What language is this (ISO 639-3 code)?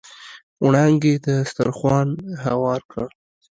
pus